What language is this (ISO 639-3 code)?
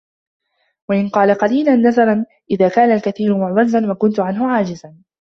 ara